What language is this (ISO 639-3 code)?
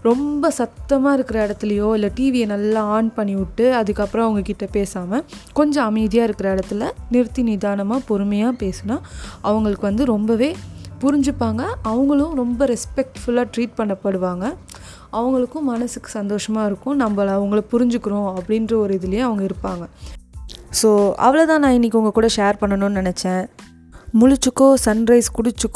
tam